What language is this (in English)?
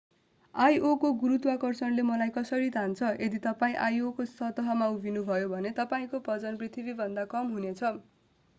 Nepali